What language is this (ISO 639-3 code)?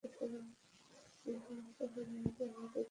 ben